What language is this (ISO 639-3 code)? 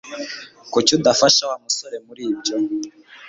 kin